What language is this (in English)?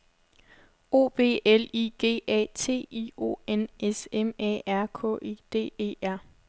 Danish